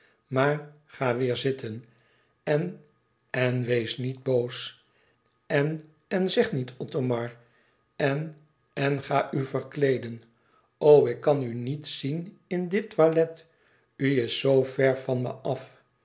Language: Dutch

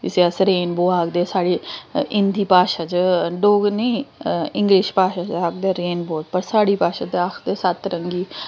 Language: Dogri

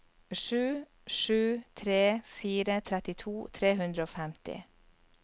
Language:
Norwegian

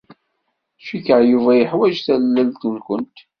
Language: Kabyle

